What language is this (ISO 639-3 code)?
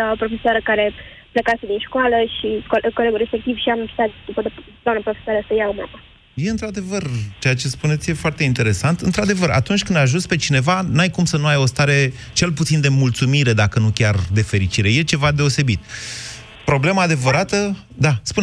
ron